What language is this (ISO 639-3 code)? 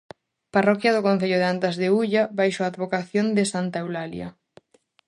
glg